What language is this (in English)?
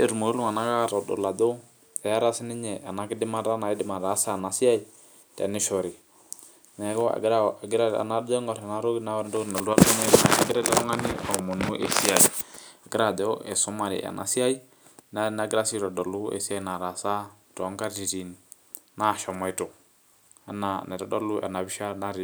Masai